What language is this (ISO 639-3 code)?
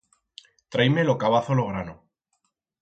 arg